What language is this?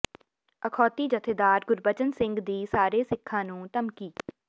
Punjabi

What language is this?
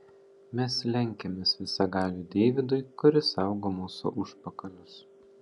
Lithuanian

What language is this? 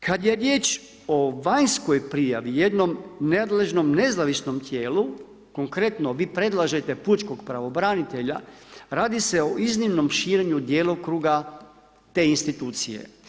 Croatian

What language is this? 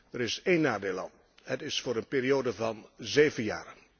Dutch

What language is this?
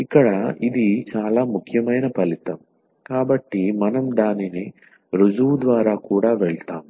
Telugu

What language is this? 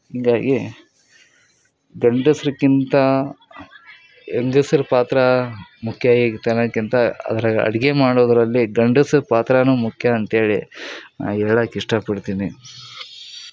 Kannada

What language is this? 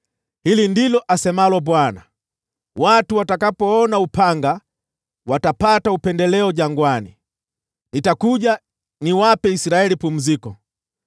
Swahili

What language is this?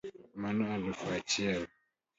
Luo (Kenya and Tanzania)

